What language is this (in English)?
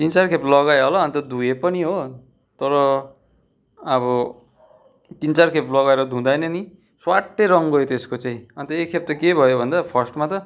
Nepali